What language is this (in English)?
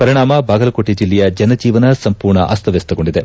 Kannada